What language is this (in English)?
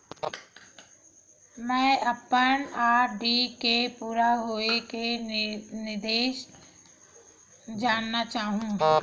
Chhattisgarhi